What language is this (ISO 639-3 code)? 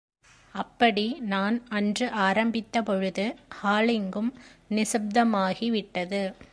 tam